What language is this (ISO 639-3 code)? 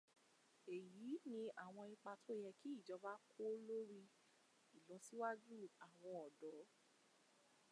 yor